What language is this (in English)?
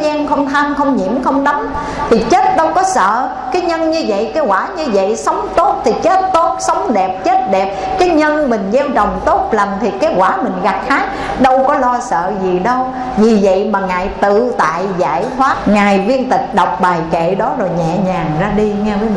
Vietnamese